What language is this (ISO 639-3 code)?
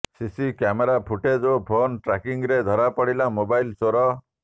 ori